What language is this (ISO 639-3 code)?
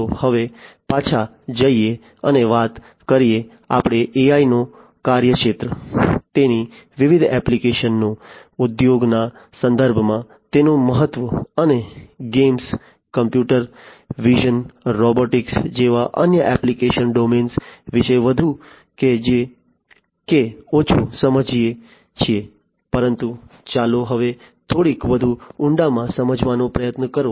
guj